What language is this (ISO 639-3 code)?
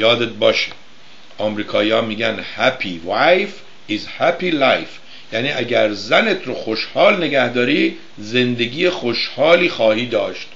fas